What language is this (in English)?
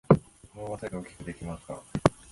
Japanese